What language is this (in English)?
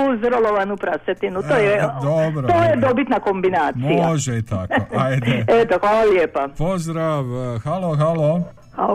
Croatian